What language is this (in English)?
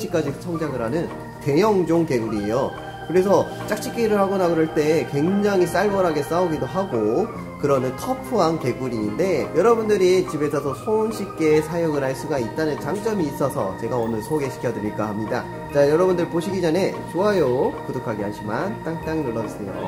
Korean